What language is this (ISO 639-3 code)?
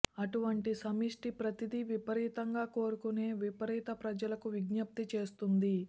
tel